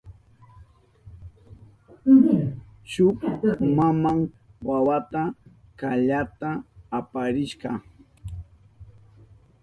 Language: Southern Pastaza Quechua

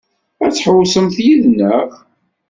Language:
Kabyle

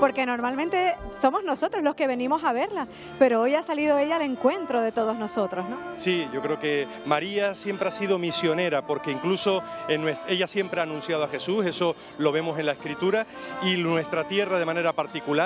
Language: Spanish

